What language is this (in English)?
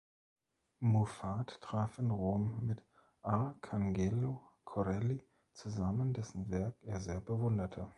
German